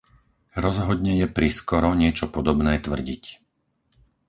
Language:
Slovak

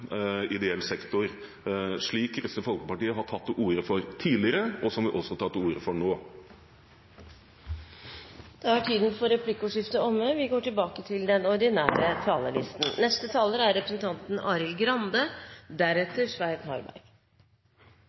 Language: Norwegian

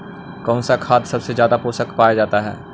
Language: Magahi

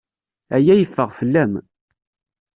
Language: Kabyle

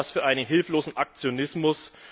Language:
German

